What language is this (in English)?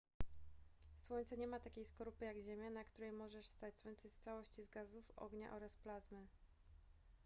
Polish